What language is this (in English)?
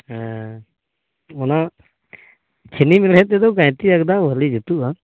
Santali